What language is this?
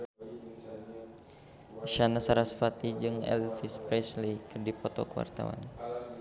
Sundanese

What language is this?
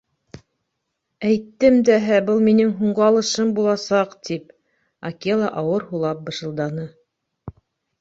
Bashkir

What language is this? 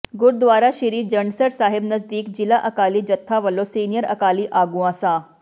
Punjabi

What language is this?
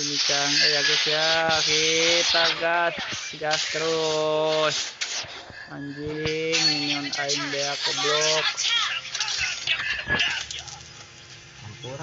Indonesian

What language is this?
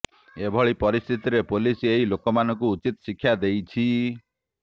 Odia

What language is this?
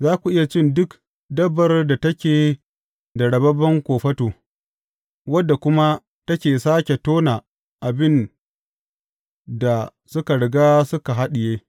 Hausa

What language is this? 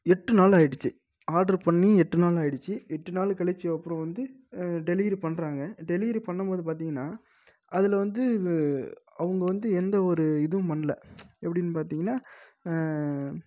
Tamil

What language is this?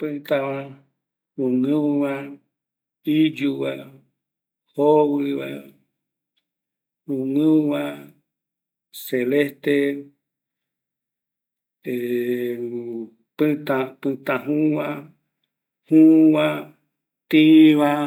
Eastern Bolivian Guaraní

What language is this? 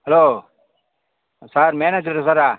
Tamil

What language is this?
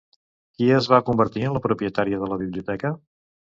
Catalan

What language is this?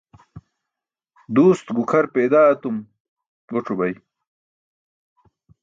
Burushaski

